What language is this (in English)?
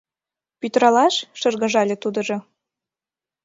Mari